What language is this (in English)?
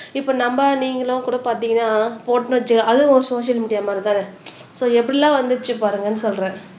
Tamil